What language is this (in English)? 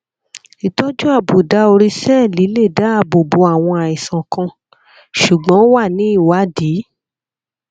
Yoruba